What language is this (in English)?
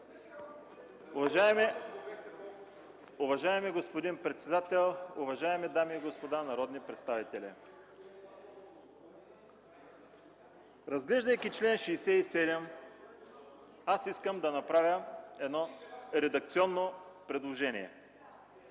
Bulgarian